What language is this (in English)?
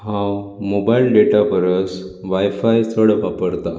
Konkani